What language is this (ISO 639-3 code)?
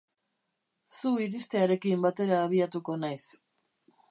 eus